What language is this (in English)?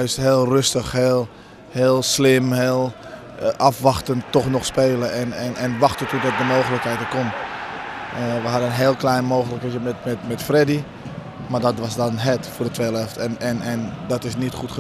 Dutch